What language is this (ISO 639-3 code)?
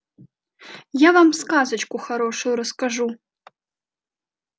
rus